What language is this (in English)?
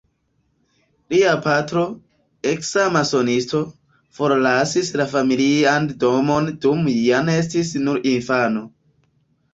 Esperanto